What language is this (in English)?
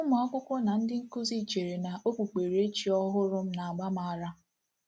Igbo